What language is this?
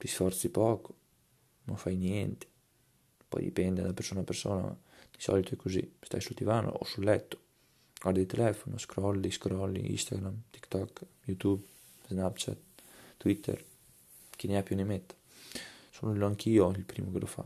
Italian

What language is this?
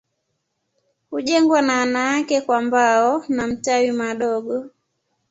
Swahili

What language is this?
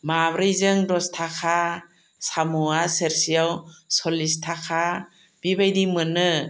Bodo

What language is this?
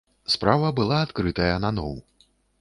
Belarusian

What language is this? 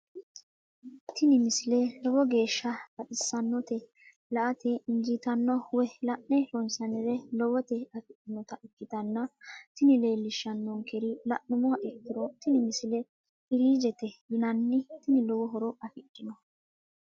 Sidamo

